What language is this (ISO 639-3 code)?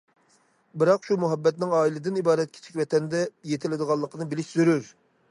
uig